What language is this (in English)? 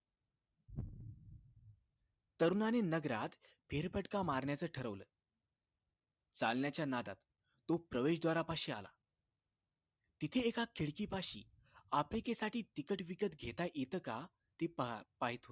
Marathi